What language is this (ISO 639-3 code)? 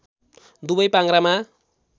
nep